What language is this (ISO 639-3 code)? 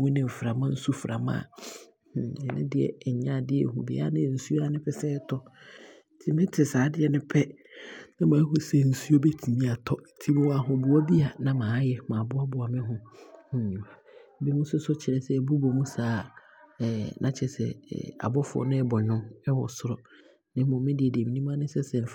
abr